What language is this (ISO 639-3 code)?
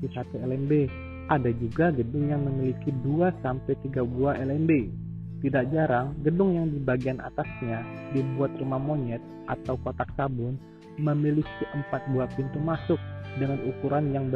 ind